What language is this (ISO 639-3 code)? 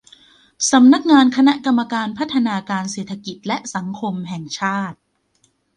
tha